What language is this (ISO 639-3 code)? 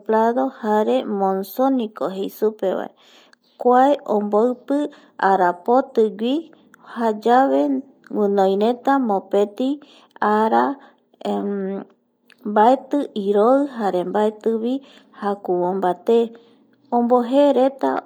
gui